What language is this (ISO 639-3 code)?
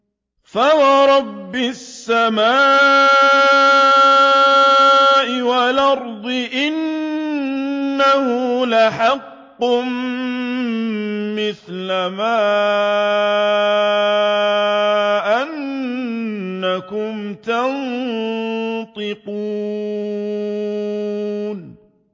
ara